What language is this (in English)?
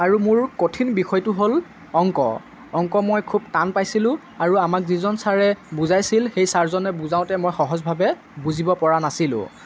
Assamese